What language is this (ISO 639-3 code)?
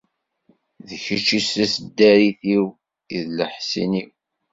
kab